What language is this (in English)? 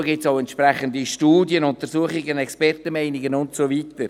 Swiss German